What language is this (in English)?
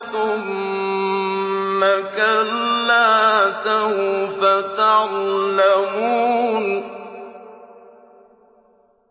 Arabic